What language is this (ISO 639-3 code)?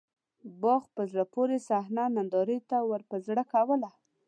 pus